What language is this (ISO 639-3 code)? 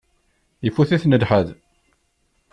kab